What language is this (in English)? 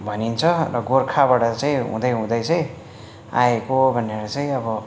Nepali